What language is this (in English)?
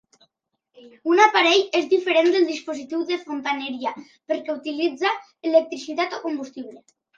Catalan